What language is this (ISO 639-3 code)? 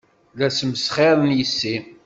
kab